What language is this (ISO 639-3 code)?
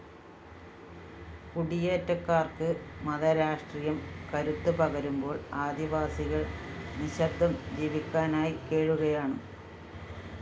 mal